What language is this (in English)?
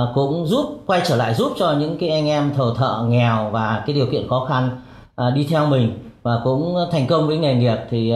Vietnamese